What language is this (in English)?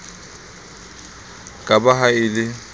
Southern Sotho